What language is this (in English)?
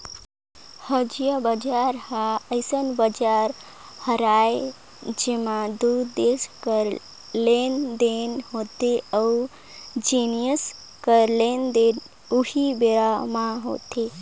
Chhattisgarhi